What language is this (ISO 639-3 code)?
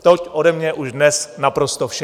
ces